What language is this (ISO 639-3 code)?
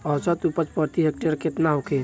bho